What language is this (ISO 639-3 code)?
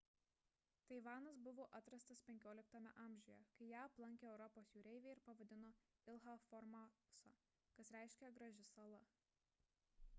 lit